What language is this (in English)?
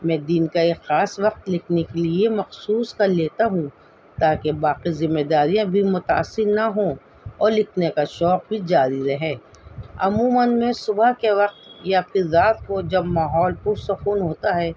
Urdu